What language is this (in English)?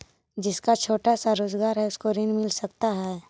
Magahi